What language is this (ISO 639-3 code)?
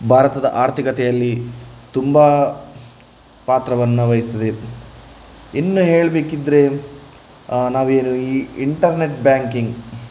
kan